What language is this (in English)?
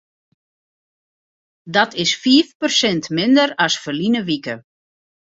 Western Frisian